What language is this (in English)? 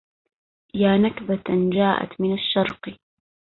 Arabic